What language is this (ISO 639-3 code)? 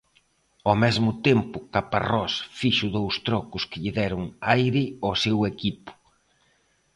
glg